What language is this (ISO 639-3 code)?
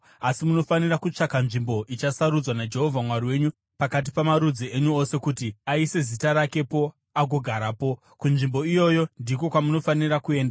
sna